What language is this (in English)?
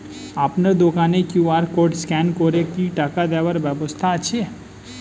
Bangla